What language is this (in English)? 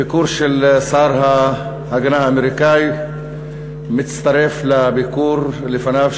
Hebrew